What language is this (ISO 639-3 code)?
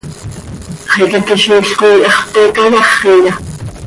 sei